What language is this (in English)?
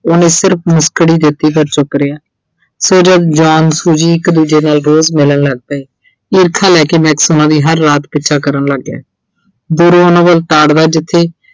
Punjabi